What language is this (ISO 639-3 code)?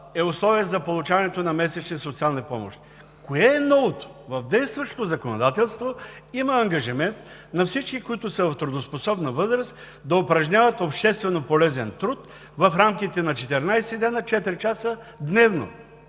bul